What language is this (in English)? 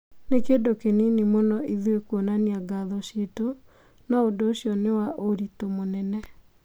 Kikuyu